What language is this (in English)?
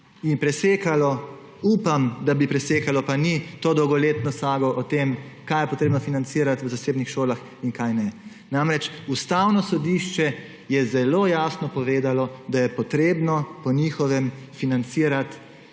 Slovenian